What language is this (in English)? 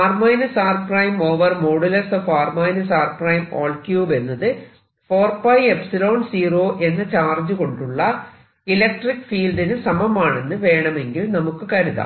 Malayalam